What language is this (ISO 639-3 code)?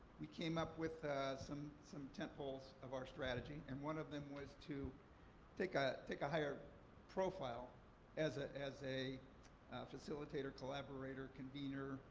eng